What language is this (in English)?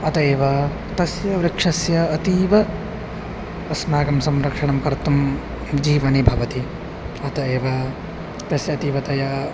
Sanskrit